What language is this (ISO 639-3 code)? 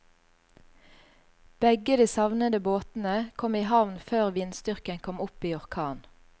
nor